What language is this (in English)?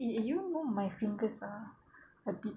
English